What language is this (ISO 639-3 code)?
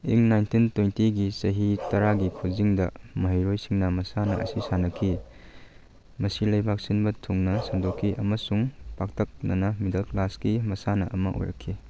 mni